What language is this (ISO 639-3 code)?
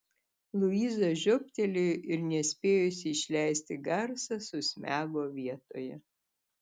lit